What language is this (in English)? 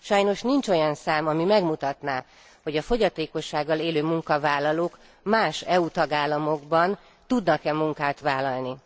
Hungarian